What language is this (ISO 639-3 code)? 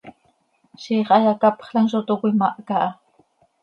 sei